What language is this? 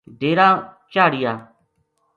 Gujari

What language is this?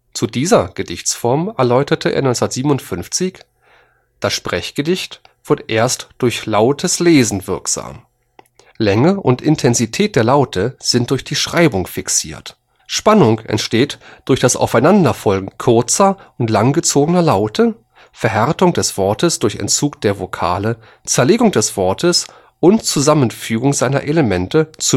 German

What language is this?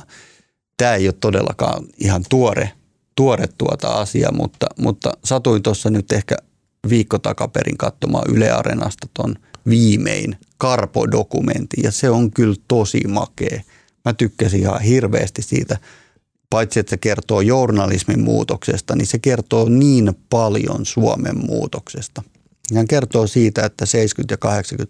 Finnish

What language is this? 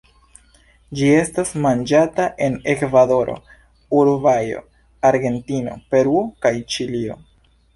Esperanto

